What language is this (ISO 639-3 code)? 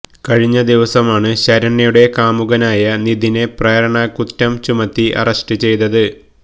mal